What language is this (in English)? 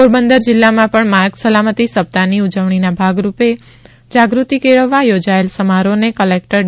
Gujarati